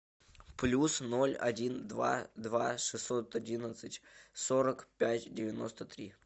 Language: Russian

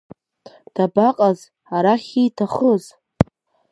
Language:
Abkhazian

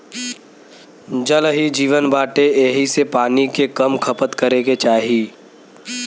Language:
Bhojpuri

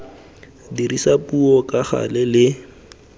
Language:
Tswana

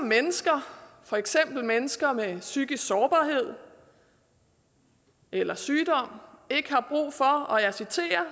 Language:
Danish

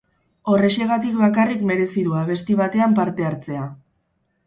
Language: Basque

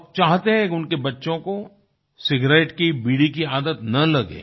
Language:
Hindi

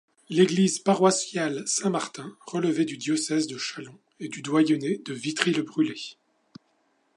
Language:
French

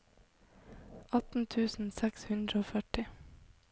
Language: Norwegian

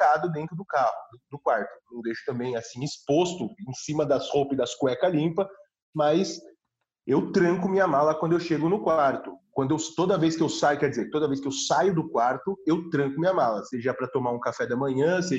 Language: Portuguese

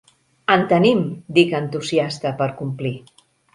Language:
Catalan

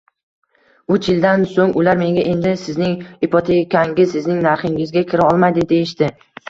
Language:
Uzbek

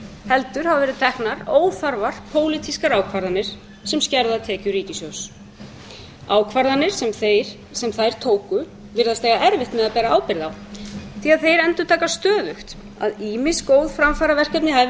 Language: Icelandic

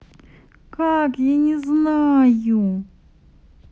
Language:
Russian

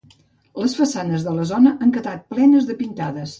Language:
Catalan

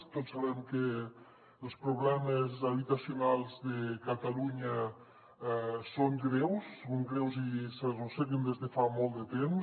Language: Catalan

